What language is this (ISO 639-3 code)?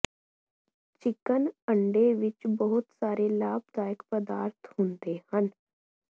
pan